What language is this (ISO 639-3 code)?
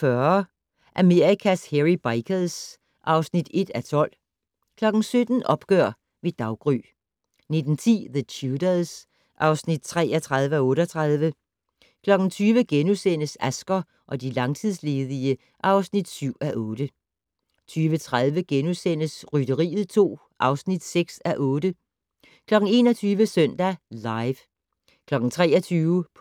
dan